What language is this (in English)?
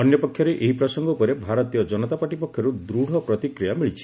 Odia